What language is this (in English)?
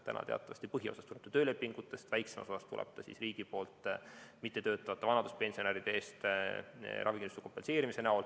Estonian